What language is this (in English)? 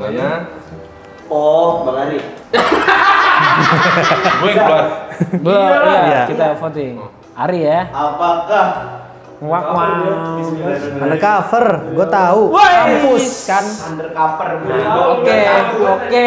Indonesian